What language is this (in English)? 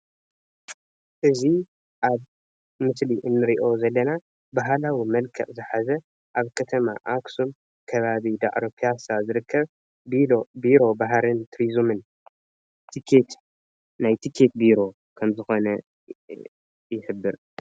Tigrinya